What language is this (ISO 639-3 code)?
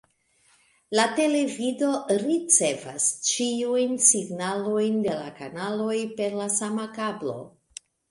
epo